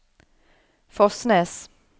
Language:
Norwegian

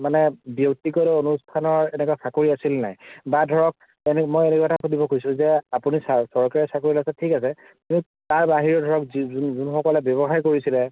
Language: Assamese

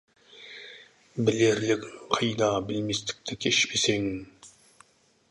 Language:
Kazakh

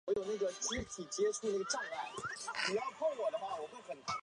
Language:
Chinese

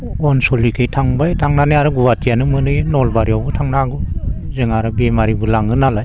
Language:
Bodo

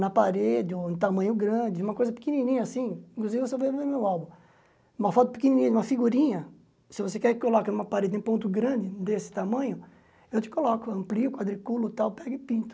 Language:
Portuguese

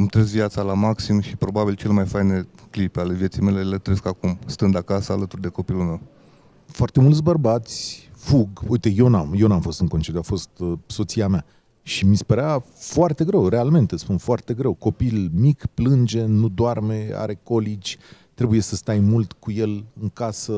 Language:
Romanian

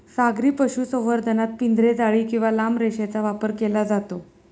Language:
Marathi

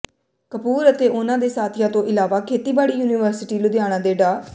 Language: Punjabi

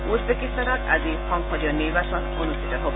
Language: Assamese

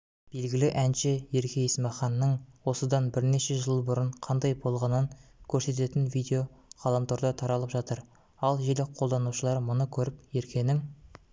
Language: Kazakh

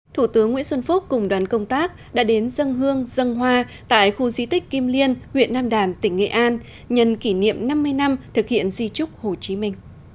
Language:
Vietnamese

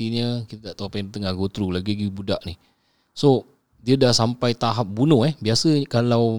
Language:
Malay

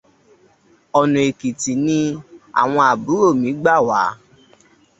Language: Yoruba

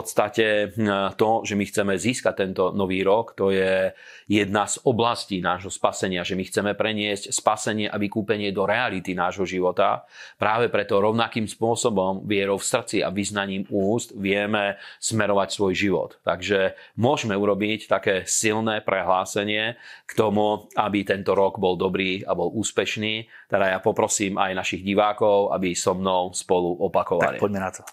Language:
Slovak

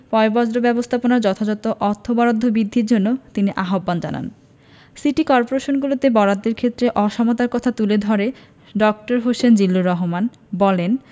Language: Bangla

